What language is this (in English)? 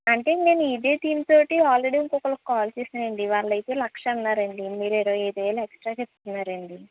Telugu